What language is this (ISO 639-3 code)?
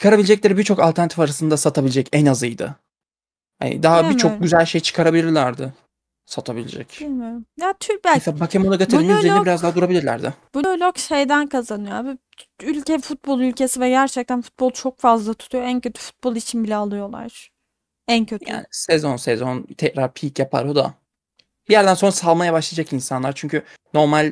tur